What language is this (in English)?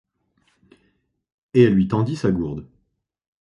French